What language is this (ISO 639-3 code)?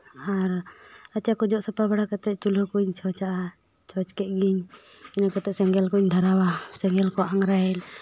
sat